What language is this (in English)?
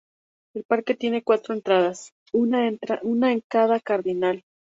Spanish